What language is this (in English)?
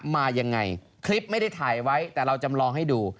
Thai